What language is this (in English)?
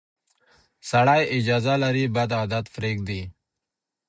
Pashto